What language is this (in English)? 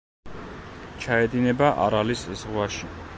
Georgian